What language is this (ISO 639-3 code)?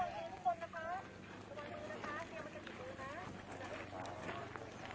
tha